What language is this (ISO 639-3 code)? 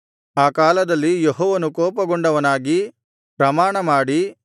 kan